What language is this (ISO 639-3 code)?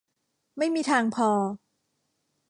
tha